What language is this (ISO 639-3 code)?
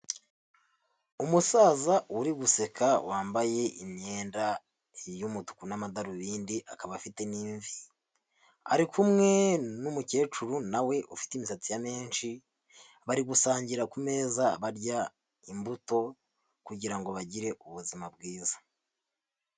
kin